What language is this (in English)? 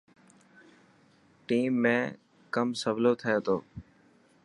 Dhatki